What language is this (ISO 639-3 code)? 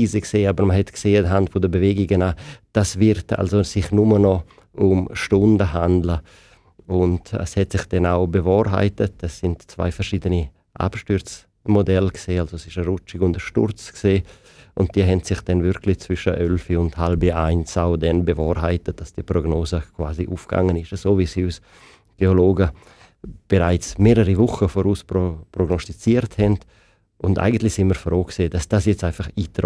deu